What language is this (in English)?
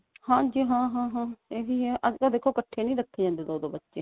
Punjabi